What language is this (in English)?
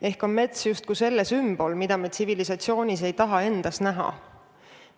Estonian